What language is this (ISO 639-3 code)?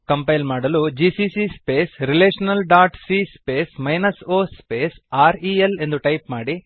kan